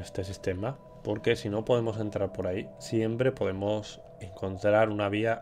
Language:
Spanish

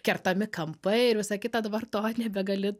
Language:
Lithuanian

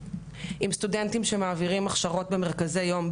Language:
Hebrew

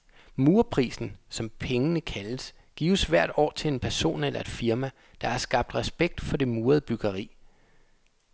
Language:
Danish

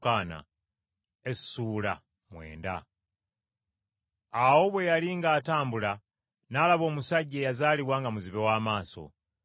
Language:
Ganda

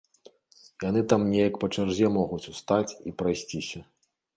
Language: Belarusian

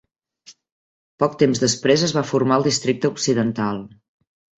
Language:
Catalan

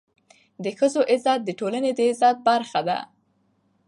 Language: Pashto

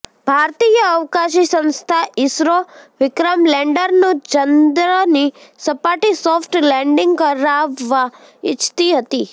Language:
Gujarati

